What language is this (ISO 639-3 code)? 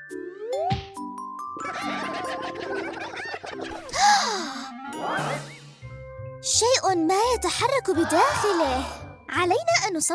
ara